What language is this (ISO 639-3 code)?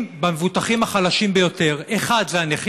heb